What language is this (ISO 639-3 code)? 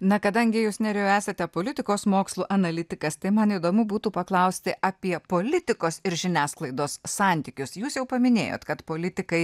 lit